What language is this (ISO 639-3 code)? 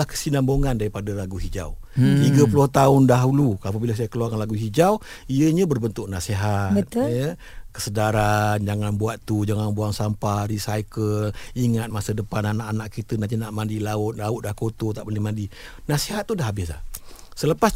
msa